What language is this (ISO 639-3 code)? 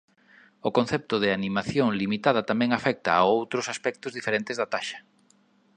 glg